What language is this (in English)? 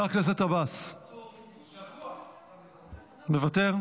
Hebrew